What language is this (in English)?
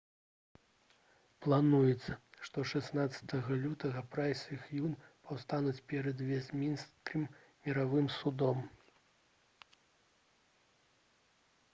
Belarusian